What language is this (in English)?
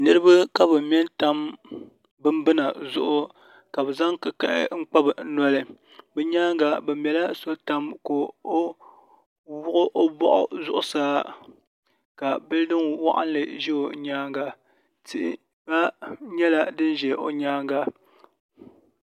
Dagbani